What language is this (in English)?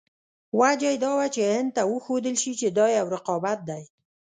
Pashto